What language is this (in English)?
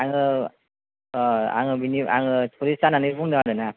Bodo